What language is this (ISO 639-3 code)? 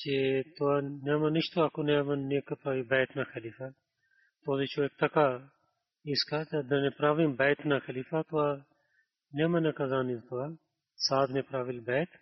bul